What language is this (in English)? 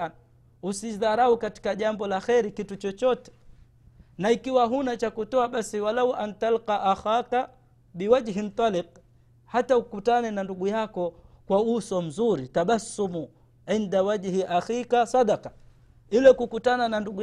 Swahili